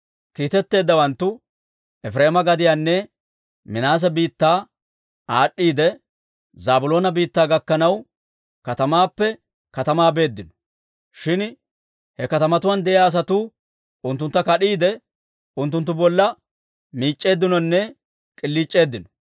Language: Dawro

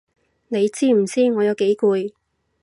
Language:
Cantonese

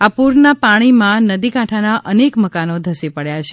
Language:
Gujarati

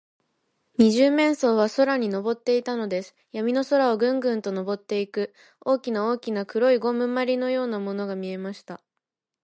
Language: Japanese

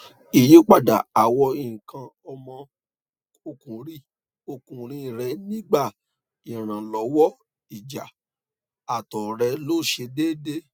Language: Yoruba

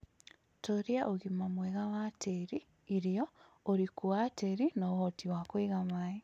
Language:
Kikuyu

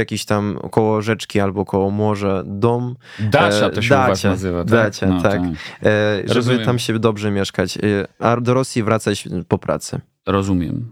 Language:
Polish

